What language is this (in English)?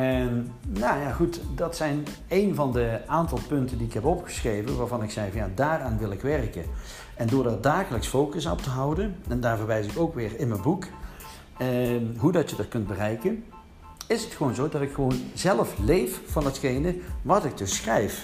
Dutch